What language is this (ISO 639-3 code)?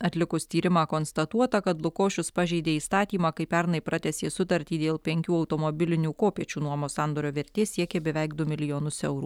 lit